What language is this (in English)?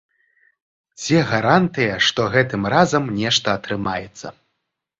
Belarusian